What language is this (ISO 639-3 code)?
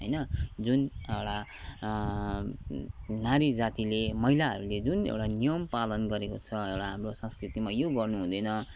nep